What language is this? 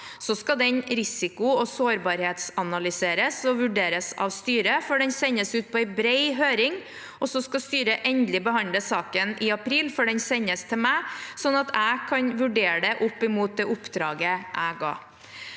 Norwegian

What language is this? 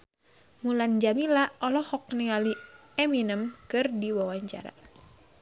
Sundanese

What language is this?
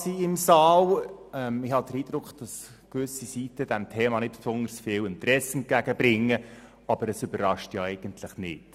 Swiss German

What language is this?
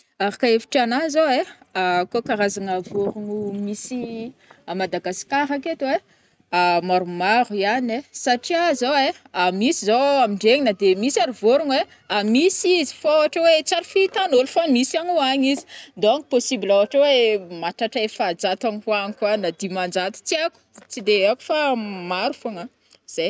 Northern Betsimisaraka Malagasy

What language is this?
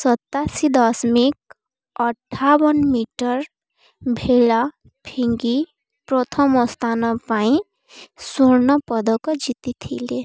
Odia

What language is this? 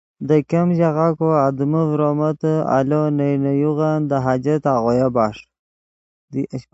Yidgha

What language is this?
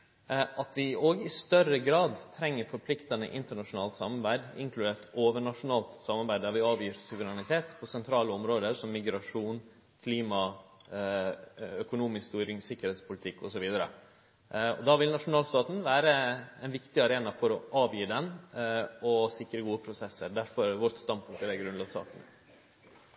Norwegian Nynorsk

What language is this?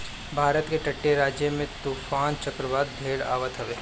Bhojpuri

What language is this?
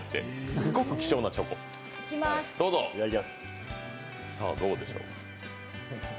Japanese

